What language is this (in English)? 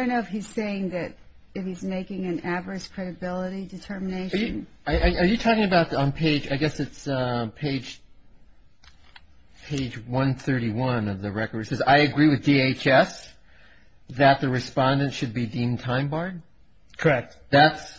English